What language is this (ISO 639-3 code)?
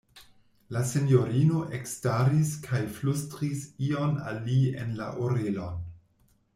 epo